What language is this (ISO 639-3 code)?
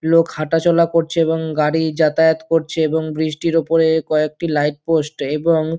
ben